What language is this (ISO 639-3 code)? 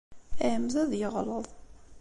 kab